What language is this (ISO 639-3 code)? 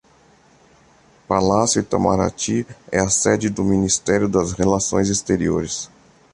por